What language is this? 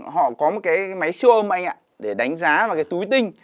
Vietnamese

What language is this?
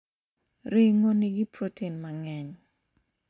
Luo (Kenya and Tanzania)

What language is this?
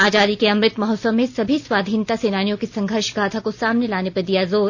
Hindi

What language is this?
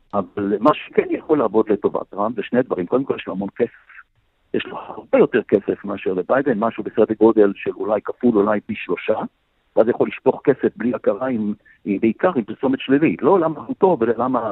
Hebrew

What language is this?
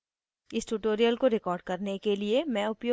Hindi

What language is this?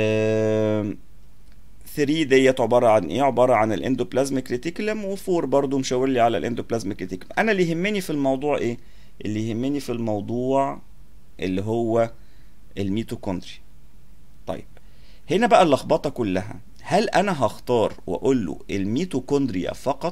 Arabic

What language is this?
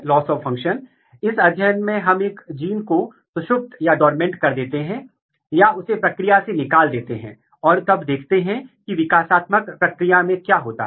Hindi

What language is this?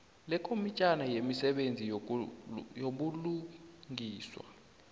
South Ndebele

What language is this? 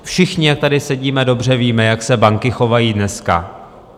Czech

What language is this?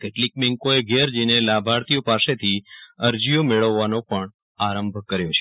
Gujarati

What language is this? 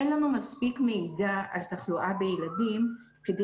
Hebrew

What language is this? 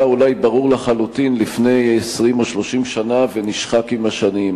Hebrew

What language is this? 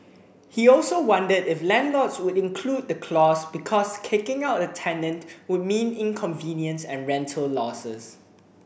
English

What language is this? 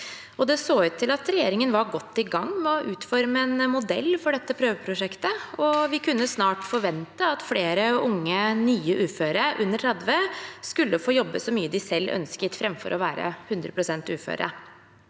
Norwegian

